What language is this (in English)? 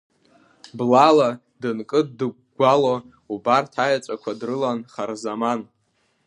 Abkhazian